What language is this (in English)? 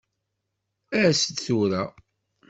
Kabyle